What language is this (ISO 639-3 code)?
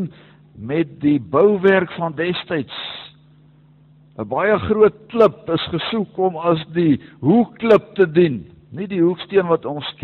nld